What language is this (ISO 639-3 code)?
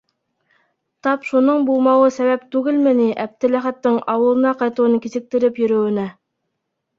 bak